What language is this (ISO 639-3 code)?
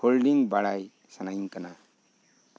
sat